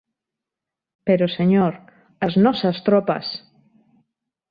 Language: Galician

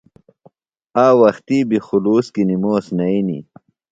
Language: Phalura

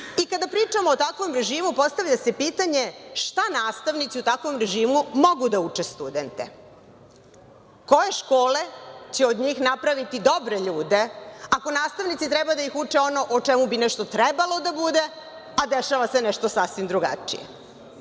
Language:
Serbian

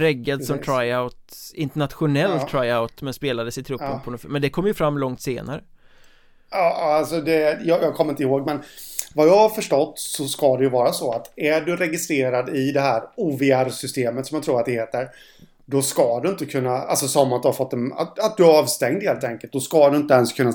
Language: Swedish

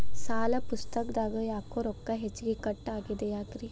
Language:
Kannada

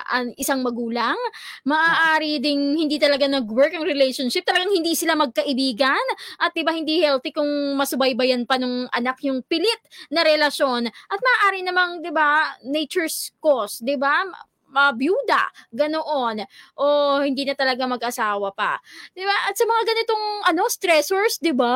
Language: Filipino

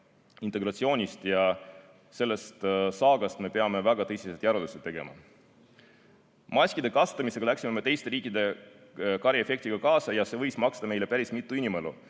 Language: Estonian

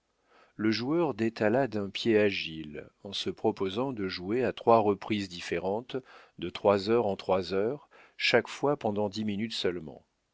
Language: French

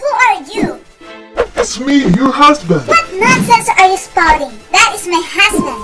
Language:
English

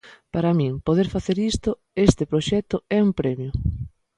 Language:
Galician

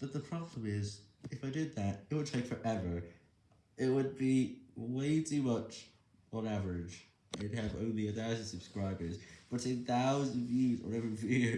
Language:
English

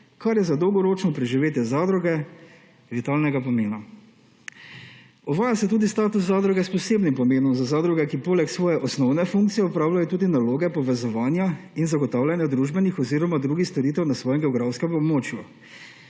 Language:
Slovenian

